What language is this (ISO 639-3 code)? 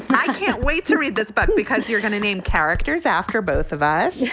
eng